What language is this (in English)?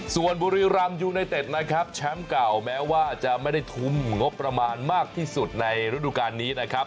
Thai